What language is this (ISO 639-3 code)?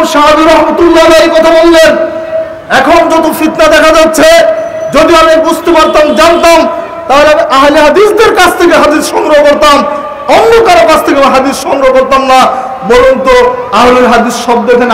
tur